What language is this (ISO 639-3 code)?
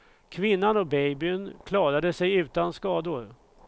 swe